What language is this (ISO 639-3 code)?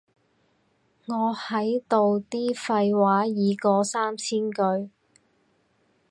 yue